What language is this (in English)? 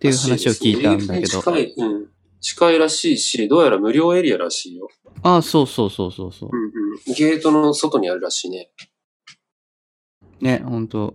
Japanese